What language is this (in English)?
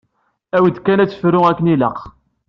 Kabyle